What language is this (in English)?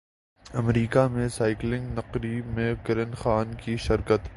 Urdu